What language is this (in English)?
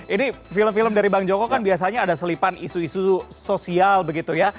Indonesian